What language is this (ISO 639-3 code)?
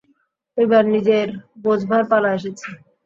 ben